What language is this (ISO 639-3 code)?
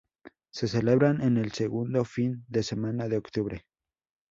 spa